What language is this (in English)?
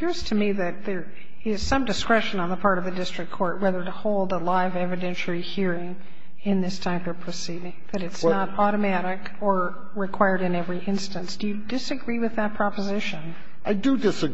English